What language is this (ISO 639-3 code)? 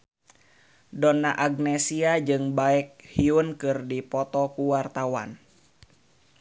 sun